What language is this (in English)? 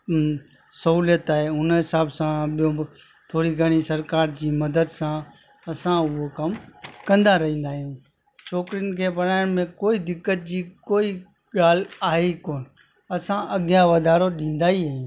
Sindhi